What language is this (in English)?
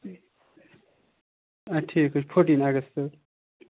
Kashmiri